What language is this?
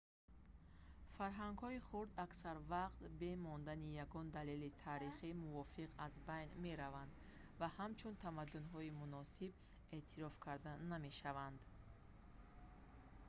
Tajik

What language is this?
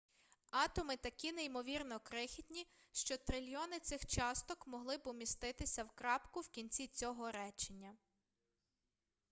Ukrainian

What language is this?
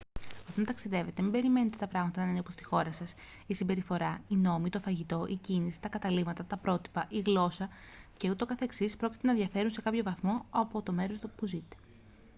Greek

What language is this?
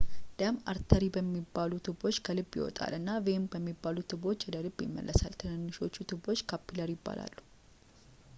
Amharic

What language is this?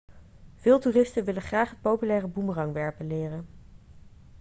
Dutch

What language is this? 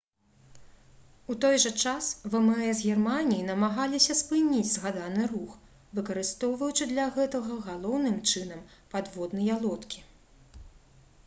Belarusian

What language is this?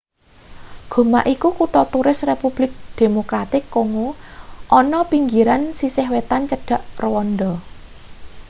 Javanese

